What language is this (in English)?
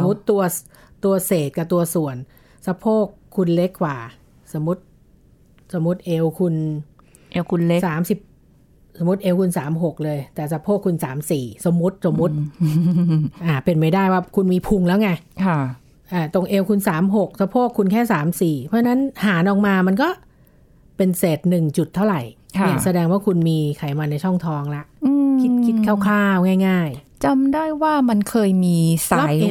Thai